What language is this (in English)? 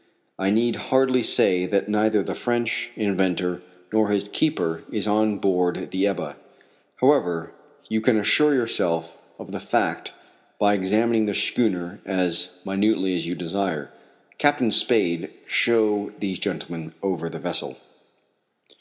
English